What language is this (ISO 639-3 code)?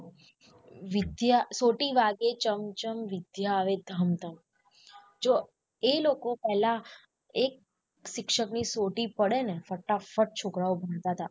guj